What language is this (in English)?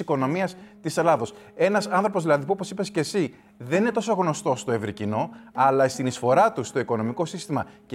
Greek